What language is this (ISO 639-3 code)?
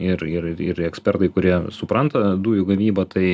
lit